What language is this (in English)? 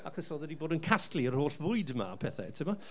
Welsh